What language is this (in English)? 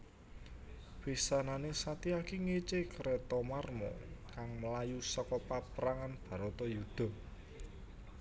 Javanese